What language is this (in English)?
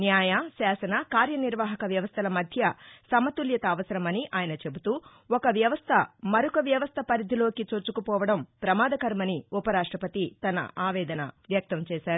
Telugu